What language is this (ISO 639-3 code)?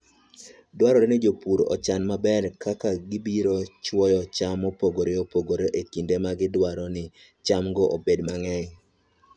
luo